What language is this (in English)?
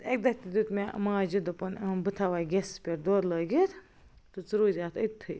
Kashmiri